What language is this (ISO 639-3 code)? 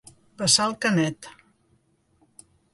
cat